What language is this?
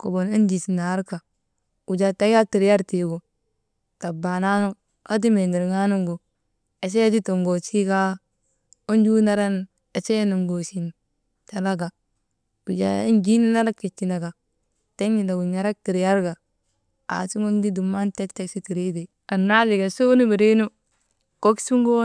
Maba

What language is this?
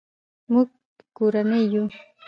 Pashto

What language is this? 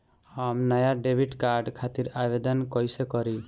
Bhojpuri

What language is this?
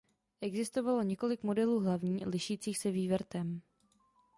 Czech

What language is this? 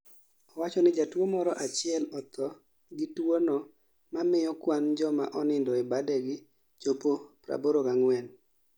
Luo (Kenya and Tanzania)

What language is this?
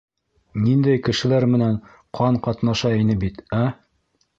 Bashkir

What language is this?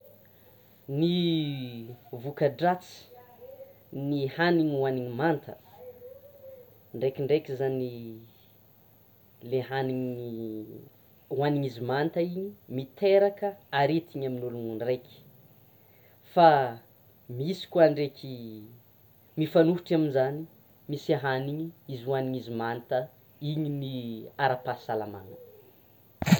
Tsimihety Malagasy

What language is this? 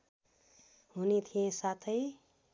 Nepali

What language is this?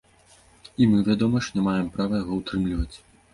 Belarusian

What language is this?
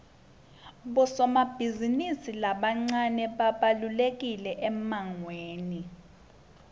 Swati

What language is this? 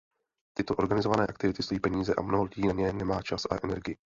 Czech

